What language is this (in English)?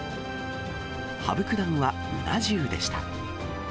Japanese